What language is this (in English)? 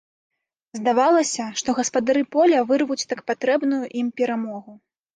Belarusian